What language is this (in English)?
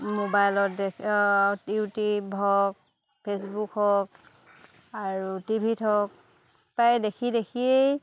Assamese